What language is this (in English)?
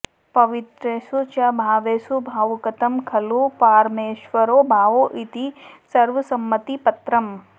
Sanskrit